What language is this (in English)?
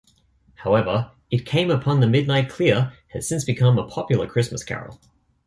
English